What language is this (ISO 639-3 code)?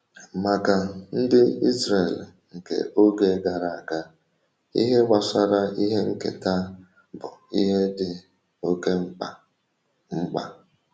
ibo